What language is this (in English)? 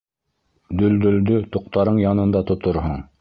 Bashkir